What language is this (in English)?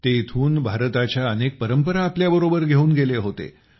Marathi